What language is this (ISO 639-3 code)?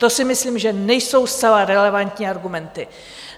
ces